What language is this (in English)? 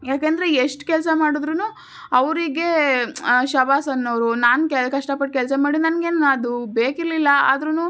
Kannada